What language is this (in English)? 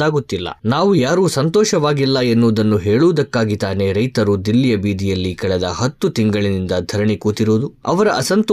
Kannada